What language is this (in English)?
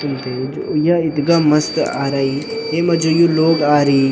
Garhwali